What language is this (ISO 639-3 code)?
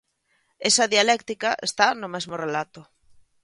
glg